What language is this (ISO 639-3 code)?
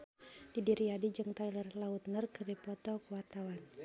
sun